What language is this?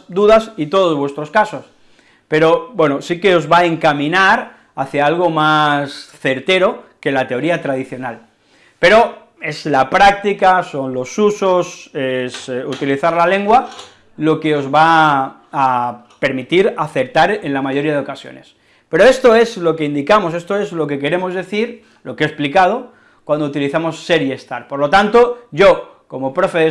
Spanish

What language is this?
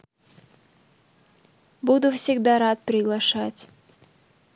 Russian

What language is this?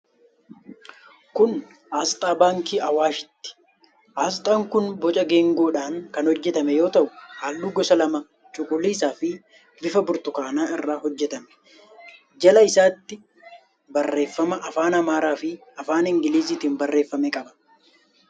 Oromo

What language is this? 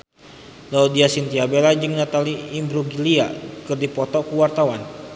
Sundanese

